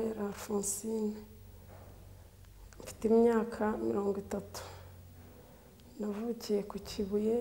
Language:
Italian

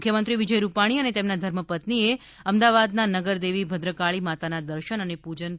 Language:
Gujarati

